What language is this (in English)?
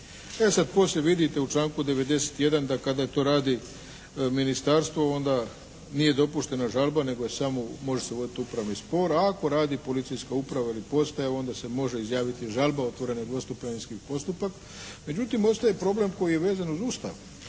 Croatian